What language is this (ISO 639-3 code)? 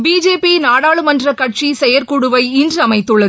tam